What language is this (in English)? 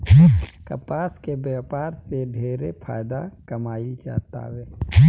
Bhojpuri